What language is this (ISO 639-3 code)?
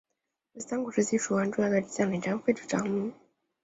zho